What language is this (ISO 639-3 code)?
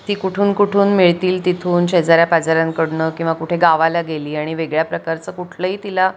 mar